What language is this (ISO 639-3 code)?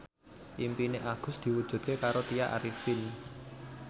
jav